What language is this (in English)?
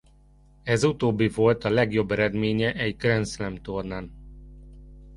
Hungarian